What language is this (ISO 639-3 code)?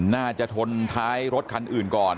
tha